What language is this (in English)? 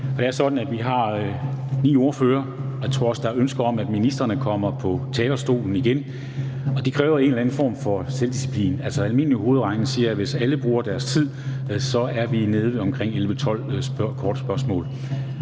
Danish